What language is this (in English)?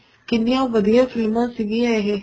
Punjabi